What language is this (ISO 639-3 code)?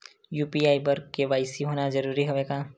hne